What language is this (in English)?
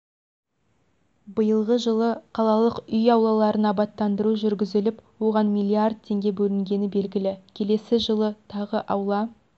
Kazakh